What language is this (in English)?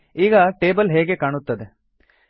Kannada